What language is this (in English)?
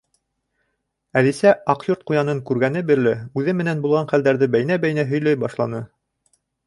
Bashkir